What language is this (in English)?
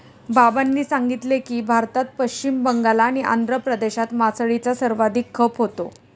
Marathi